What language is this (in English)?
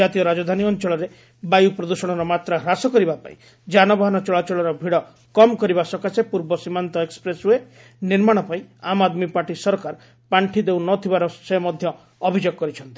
Odia